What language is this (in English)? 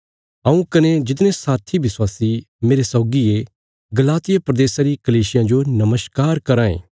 Bilaspuri